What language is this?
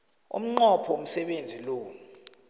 South Ndebele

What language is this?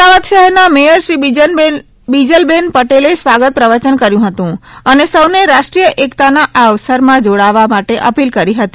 Gujarati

